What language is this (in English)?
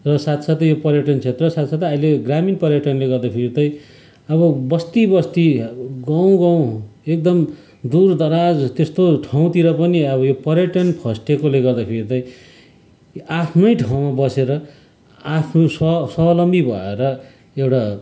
Nepali